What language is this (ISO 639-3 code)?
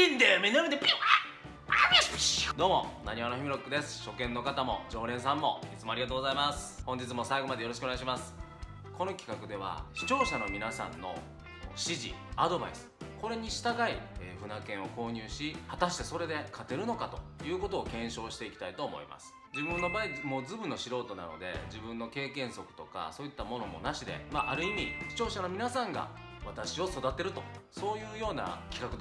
jpn